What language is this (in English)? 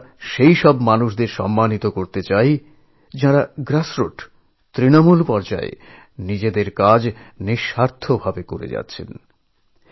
Bangla